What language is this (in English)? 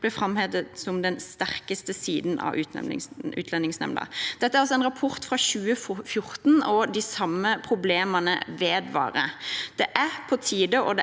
Norwegian